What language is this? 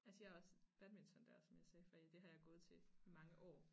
Danish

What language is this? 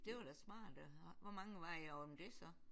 Danish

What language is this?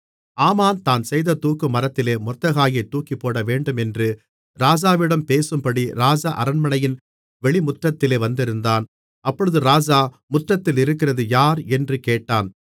Tamil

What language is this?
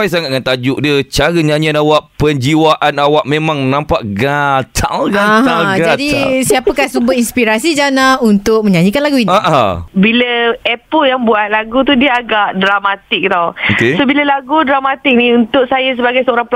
Malay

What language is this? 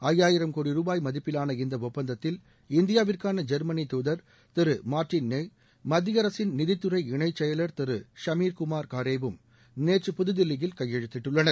Tamil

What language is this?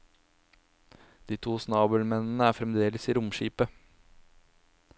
Norwegian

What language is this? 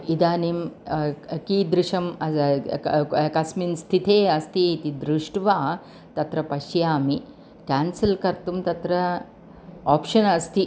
Sanskrit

